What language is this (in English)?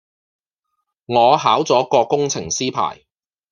Cantonese